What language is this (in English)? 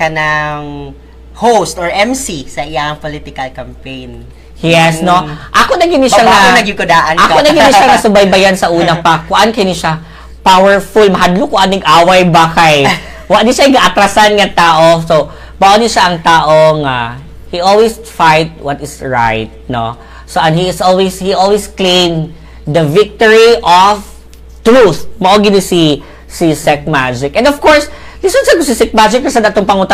Filipino